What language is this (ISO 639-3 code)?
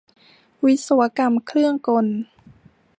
tha